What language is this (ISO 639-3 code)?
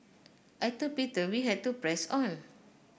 eng